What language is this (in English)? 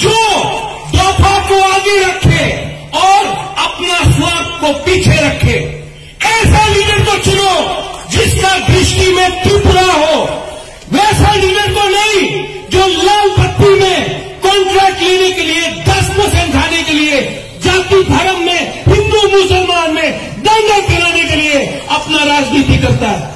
Hindi